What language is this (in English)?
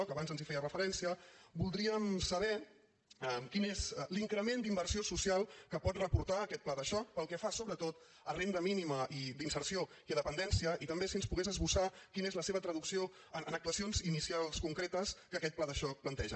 Catalan